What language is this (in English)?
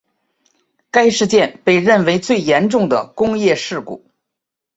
Chinese